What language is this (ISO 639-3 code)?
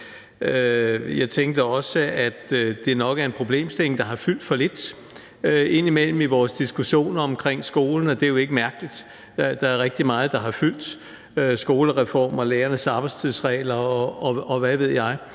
dan